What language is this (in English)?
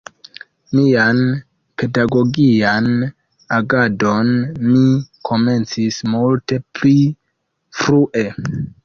Esperanto